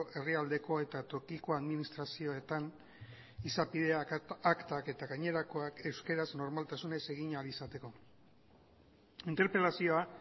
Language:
Basque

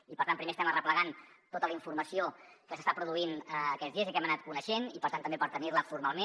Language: Catalan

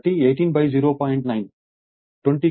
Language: Telugu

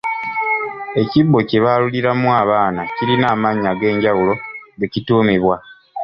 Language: Ganda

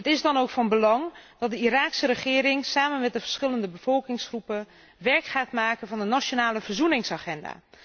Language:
Dutch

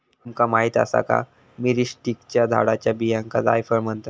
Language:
Marathi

